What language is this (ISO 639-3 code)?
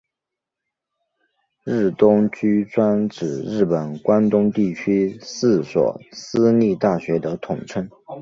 zho